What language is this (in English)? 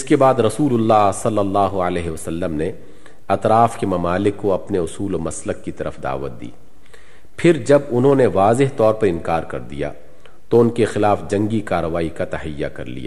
Urdu